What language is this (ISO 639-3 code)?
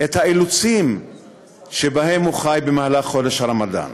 heb